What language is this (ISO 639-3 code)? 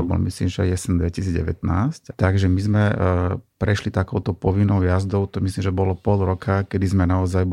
slk